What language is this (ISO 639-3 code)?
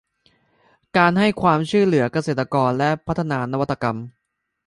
tha